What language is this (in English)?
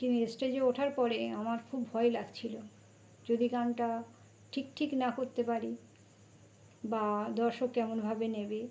Bangla